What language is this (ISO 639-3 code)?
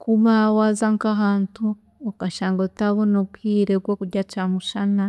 cgg